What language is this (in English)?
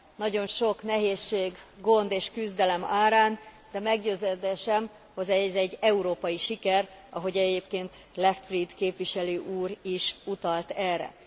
Hungarian